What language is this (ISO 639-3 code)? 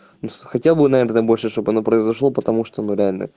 rus